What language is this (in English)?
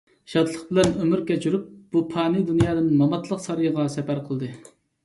Uyghur